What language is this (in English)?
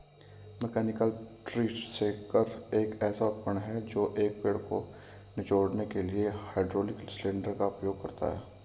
Hindi